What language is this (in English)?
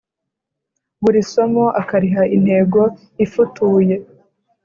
Kinyarwanda